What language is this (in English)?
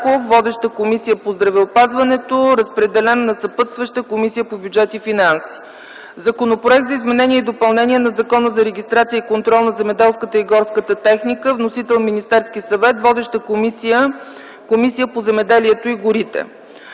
Bulgarian